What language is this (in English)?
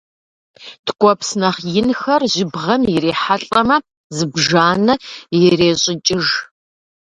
Kabardian